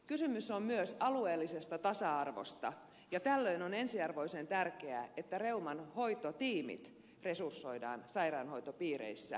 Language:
Finnish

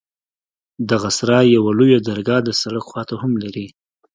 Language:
Pashto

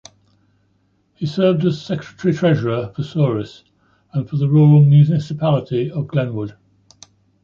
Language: English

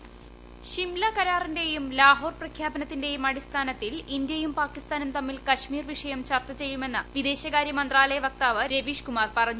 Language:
Malayalam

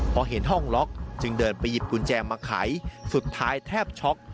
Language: Thai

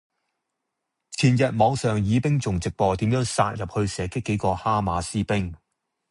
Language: Cantonese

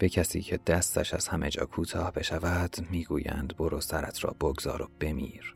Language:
Persian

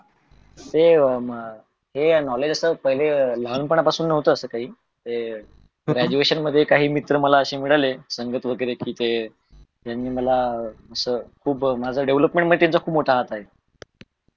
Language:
Marathi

